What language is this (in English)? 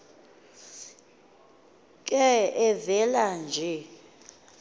Xhosa